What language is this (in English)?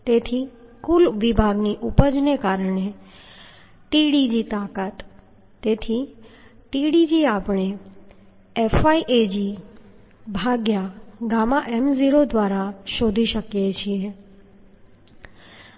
Gujarati